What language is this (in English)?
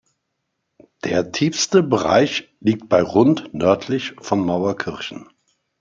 German